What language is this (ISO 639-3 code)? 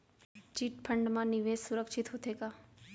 hne